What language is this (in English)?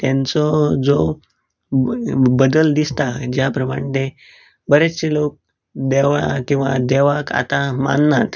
Konkani